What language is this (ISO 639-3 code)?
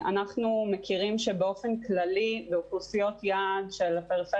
heb